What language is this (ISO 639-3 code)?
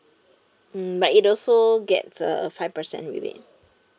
eng